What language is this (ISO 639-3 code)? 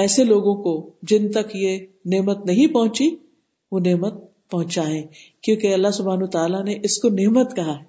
urd